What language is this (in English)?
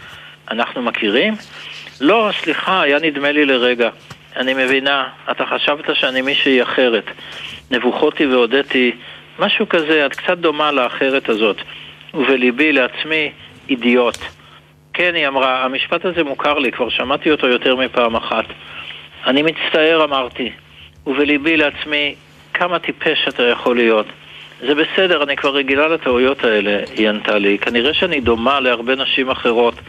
Hebrew